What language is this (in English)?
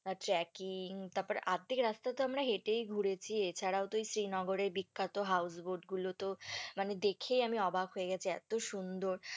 Bangla